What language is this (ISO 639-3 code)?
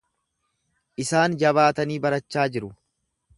orm